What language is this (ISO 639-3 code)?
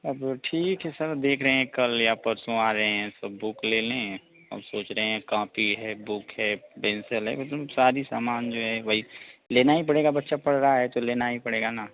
hin